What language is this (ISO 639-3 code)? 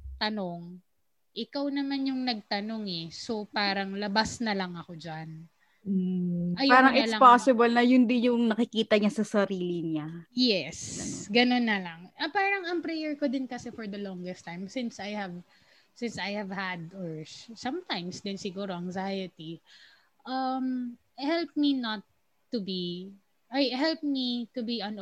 fil